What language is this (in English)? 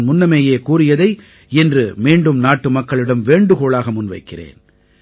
Tamil